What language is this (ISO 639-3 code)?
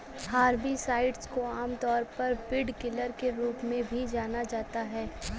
hin